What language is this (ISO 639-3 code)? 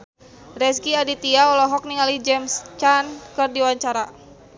sun